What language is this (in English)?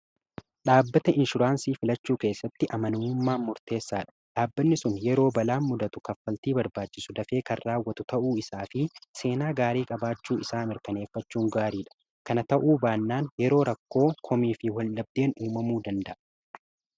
Oromo